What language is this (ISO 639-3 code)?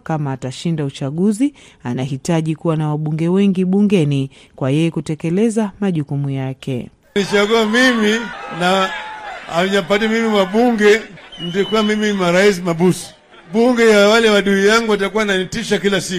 swa